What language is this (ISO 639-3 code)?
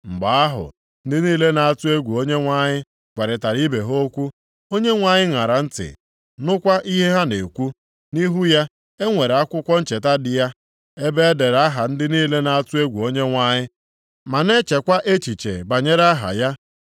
ibo